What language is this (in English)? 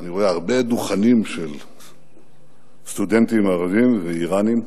Hebrew